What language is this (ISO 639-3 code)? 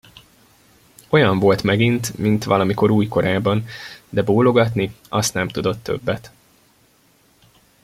hun